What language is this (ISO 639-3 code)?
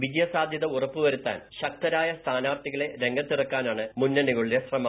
mal